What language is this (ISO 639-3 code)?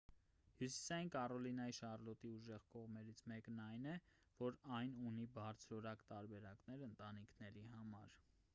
hye